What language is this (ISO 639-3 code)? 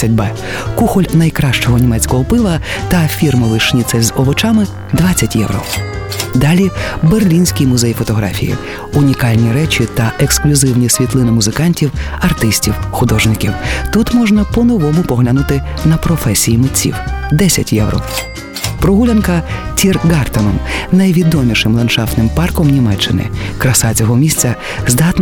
ukr